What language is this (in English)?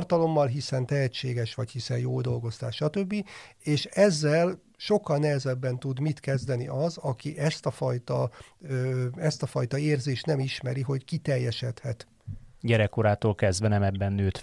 Hungarian